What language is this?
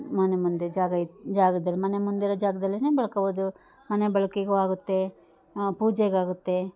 Kannada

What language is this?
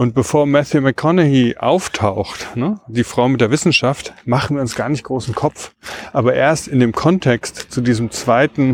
German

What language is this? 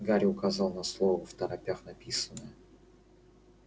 Russian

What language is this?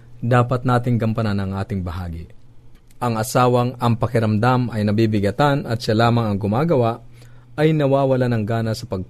Filipino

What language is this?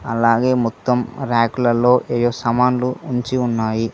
Telugu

